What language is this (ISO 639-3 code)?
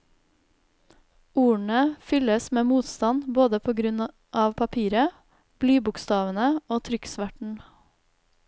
nor